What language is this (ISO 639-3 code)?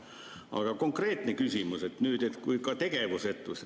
est